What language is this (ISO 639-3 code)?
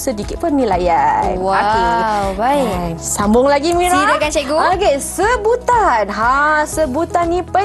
msa